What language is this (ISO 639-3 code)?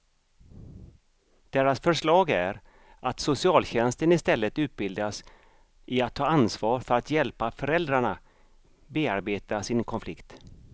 swe